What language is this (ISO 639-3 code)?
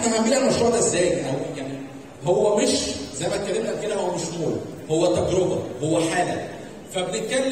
ara